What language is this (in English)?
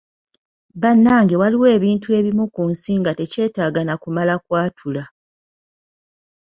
Ganda